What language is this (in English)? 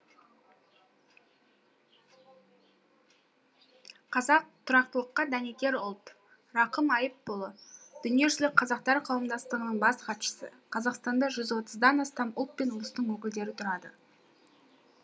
Kazakh